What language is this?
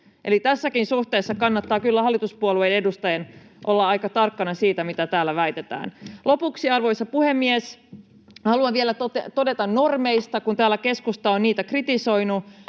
Finnish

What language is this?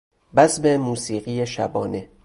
Persian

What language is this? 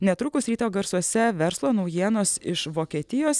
Lithuanian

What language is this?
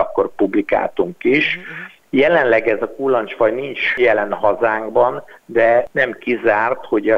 Hungarian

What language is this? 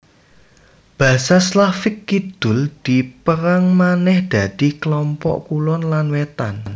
Javanese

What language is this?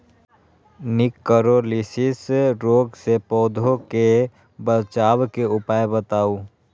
Magahi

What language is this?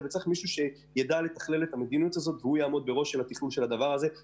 Hebrew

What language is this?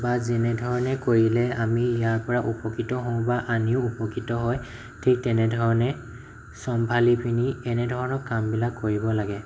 Assamese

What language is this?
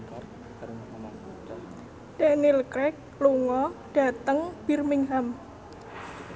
Javanese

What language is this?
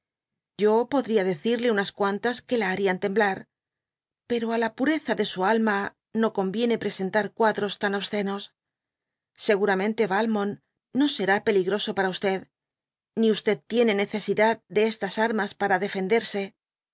Spanish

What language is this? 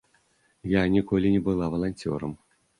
Belarusian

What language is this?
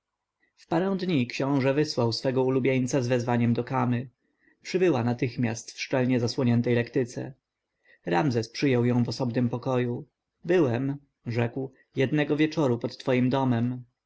Polish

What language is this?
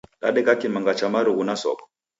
Taita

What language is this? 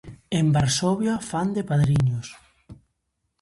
Galician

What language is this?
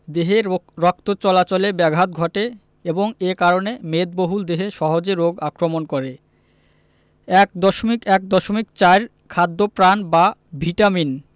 Bangla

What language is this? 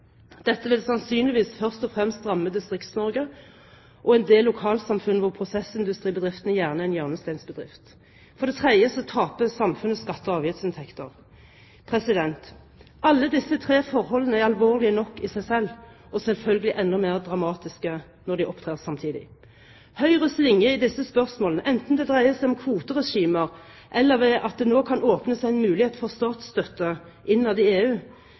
Norwegian Bokmål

